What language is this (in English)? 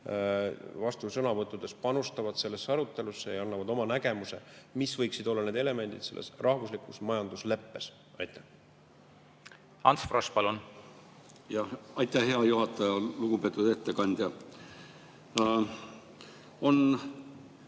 Estonian